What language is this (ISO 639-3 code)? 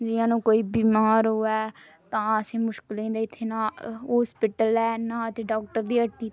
doi